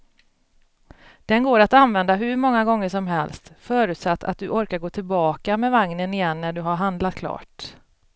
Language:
Swedish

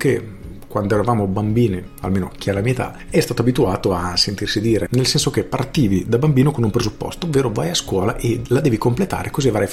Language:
Italian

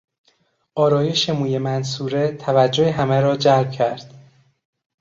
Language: Persian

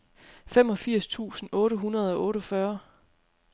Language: Danish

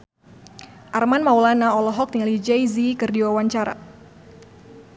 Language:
Sundanese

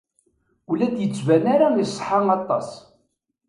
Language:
Kabyle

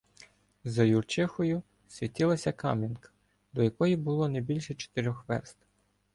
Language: Ukrainian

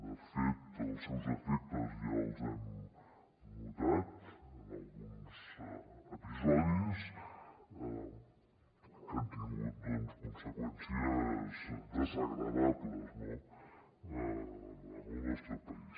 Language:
Catalan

